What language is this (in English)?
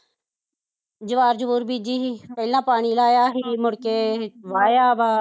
Punjabi